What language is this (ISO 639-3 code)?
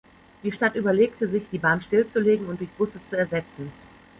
deu